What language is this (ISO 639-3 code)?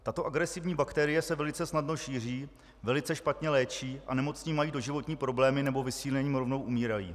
ces